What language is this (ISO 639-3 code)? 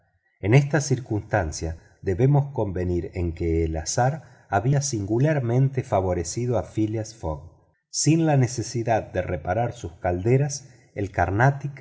spa